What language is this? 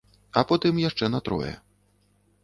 Belarusian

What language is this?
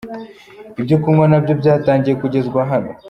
Kinyarwanda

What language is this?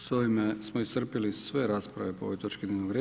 Croatian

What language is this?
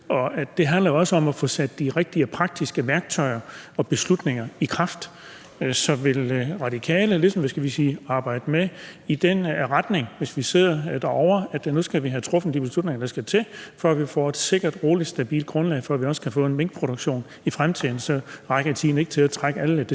Danish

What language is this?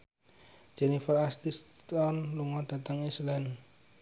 Javanese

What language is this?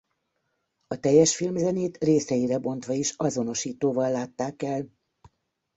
Hungarian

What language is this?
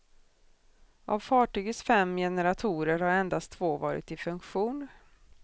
Swedish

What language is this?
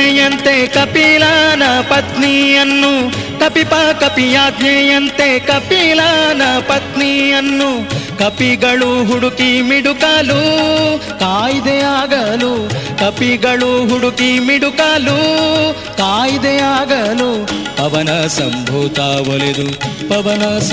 Kannada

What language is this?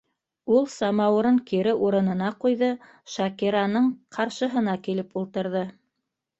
Bashkir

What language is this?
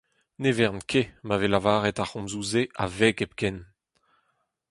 Breton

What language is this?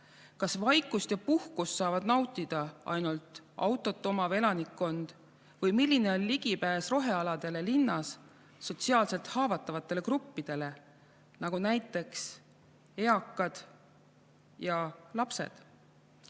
Estonian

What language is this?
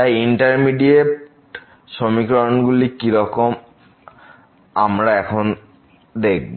Bangla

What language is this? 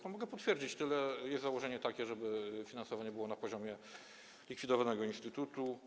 Polish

